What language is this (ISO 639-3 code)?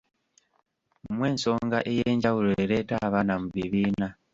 lug